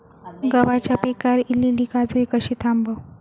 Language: Marathi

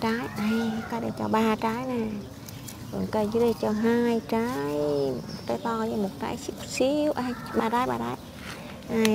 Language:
Vietnamese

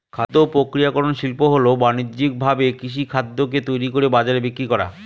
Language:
Bangla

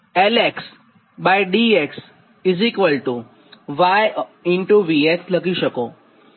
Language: Gujarati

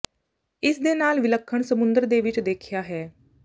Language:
Punjabi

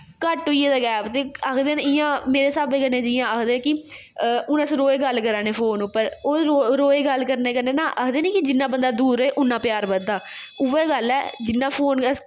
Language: Dogri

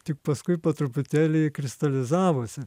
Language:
Lithuanian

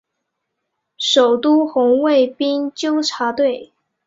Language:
Chinese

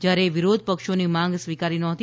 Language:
Gujarati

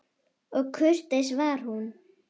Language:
Icelandic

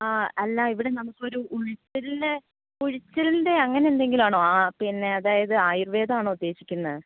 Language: Malayalam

